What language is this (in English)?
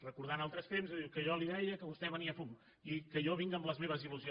Catalan